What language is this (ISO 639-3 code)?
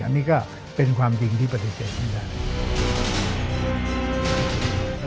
tha